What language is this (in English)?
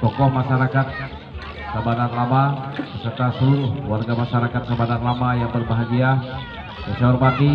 Indonesian